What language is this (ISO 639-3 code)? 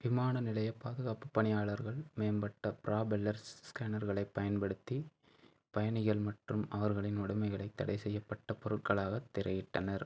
tam